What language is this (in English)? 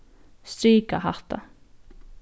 Faroese